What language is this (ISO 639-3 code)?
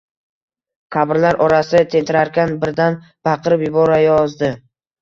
uzb